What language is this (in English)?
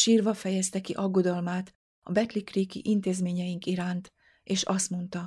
Hungarian